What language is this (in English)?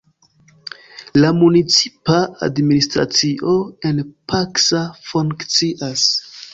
Esperanto